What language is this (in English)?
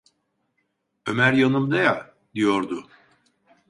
Turkish